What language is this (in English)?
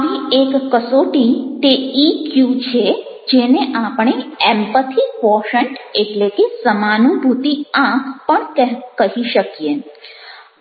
Gujarati